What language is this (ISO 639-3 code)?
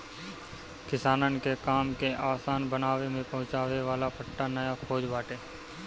bho